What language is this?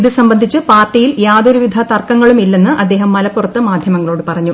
Malayalam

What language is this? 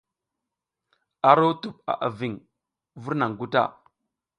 South Giziga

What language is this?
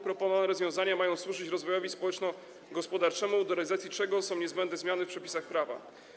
Polish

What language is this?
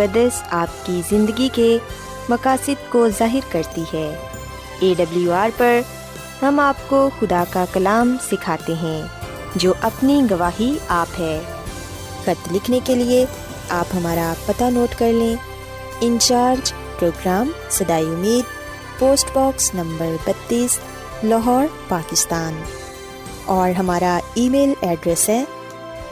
Urdu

